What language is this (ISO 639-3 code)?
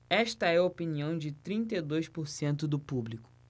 por